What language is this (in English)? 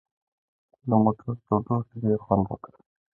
Pashto